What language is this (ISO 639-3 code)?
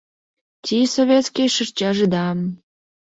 chm